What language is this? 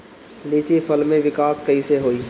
Bhojpuri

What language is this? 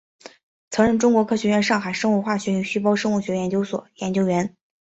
Chinese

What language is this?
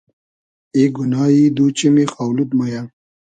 Hazaragi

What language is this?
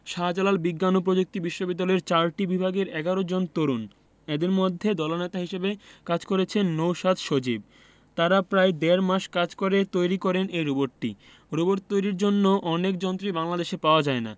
Bangla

